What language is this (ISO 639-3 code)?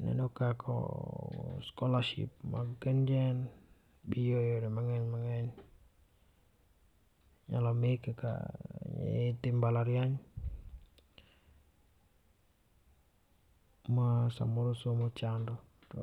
luo